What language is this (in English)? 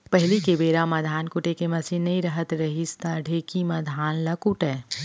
Chhattisgarhi